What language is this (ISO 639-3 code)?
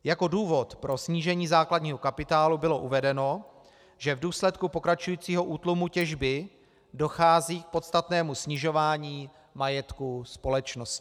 ces